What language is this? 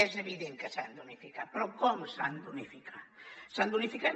Catalan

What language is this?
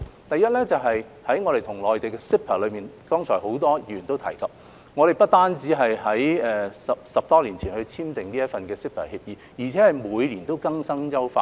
Cantonese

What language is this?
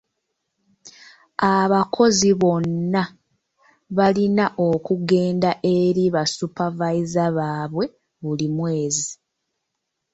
Ganda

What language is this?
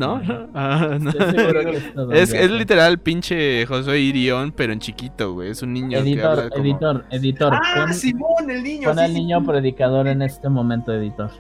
Spanish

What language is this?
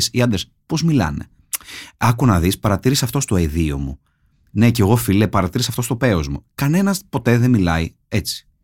Greek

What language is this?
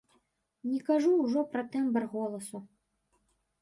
Belarusian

